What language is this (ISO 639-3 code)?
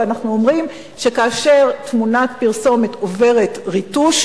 heb